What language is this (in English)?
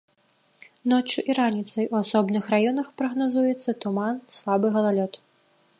Belarusian